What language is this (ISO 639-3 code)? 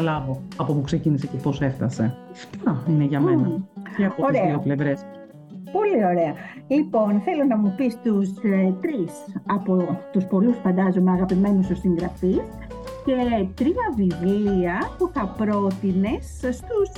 ell